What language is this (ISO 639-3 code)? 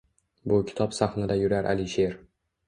uzb